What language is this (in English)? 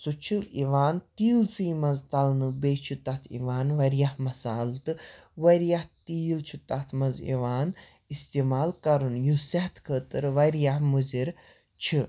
Kashmiri